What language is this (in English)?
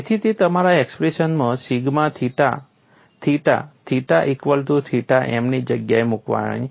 Gujarati